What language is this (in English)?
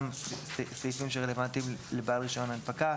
Hebrew